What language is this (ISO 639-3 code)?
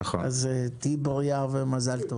heb